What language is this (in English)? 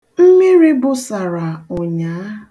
Igbo